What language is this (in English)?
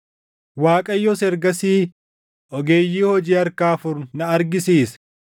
Oromo